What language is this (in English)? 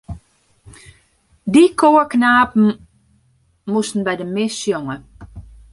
Western Frisian